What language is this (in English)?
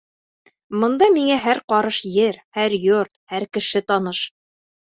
Bashkir